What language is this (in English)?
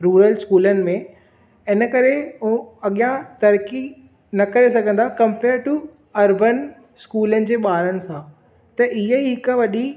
Sindhi